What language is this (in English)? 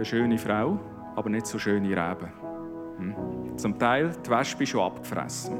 German